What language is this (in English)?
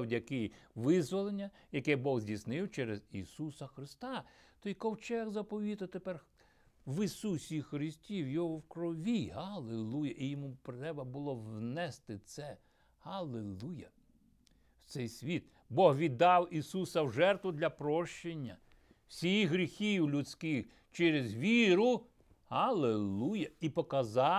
Ukrainian